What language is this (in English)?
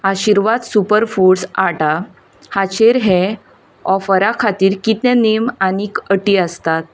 Konkani